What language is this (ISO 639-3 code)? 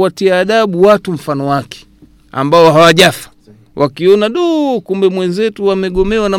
swa